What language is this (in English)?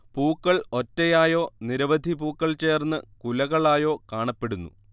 Malayalam